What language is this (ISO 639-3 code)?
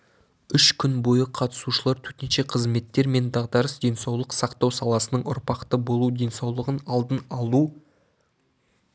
kaz